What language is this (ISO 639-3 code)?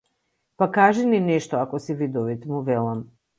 mkd